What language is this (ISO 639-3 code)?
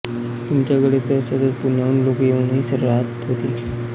mar